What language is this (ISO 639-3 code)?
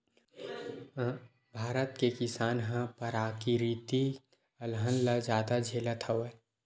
hne